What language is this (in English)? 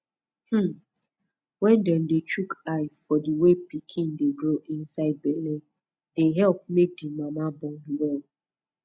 Nigerian Pidgin